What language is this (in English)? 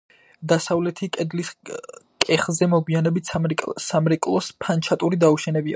Georgian